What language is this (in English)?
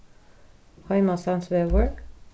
Faroese